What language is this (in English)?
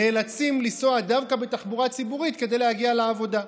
Hebrew